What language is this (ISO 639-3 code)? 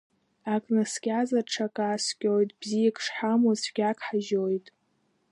abk